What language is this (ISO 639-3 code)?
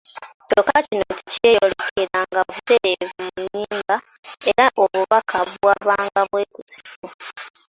lug